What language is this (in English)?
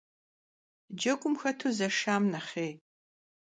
Kabardian